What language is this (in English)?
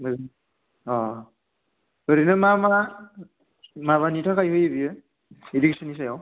Bodo